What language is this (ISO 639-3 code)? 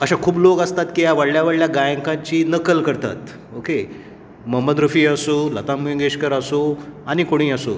kok